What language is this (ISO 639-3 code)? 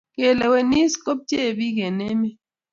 kln